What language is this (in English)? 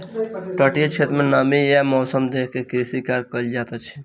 Maithili